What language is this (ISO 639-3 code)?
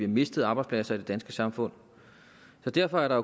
dan